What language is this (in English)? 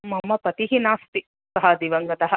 Sanskrit